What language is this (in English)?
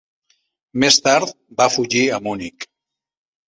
Catalan